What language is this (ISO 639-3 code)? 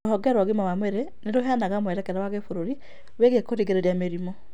kik